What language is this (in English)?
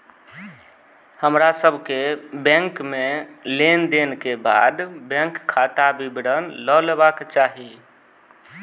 Maithili